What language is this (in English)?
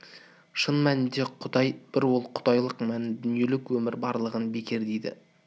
Kazakh